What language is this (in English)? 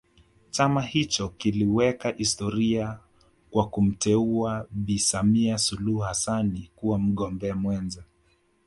Swahili